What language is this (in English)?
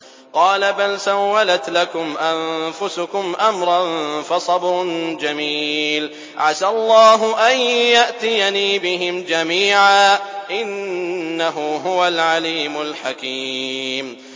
Arabic